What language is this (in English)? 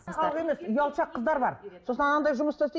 Kazakh